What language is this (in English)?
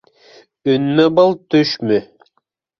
Bashkir